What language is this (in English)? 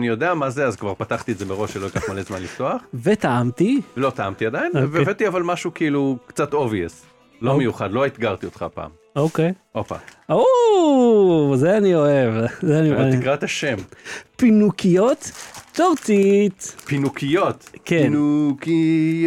Hebrew